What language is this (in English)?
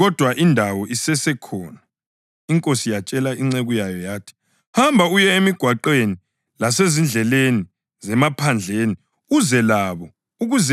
North Ndebele